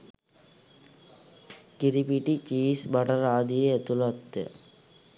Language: Sinhala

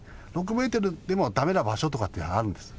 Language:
Japanese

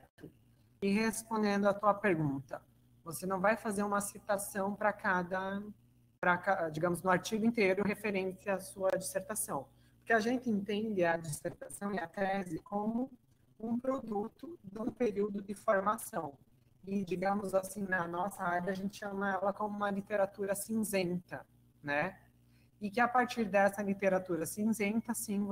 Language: Portuguese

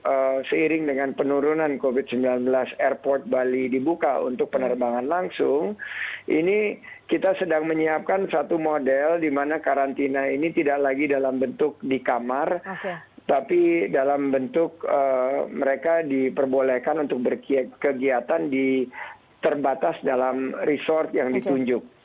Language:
Indonesian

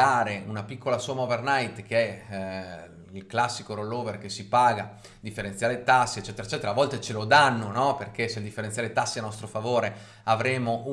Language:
Italian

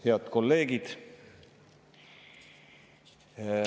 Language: Estonian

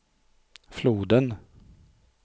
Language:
Swedish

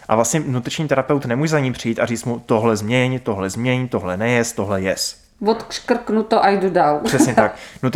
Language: Czech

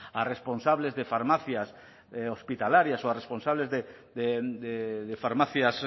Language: Spanish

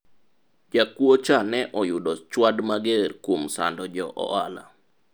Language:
Luo (Kenya and Tanzania)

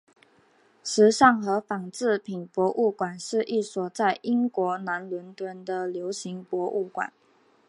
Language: Chinese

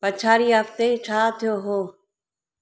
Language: Sindhi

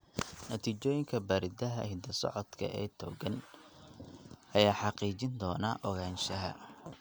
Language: Somali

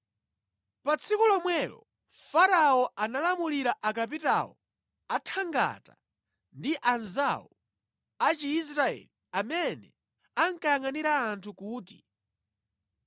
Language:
Nyanja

